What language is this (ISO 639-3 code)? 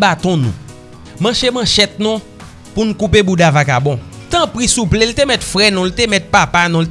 fra